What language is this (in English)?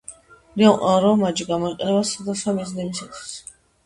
Georgian